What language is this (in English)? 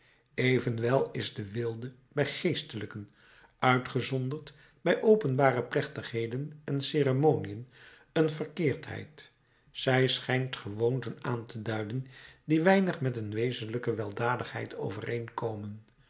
Dutch